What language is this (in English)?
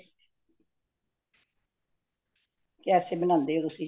Punjabi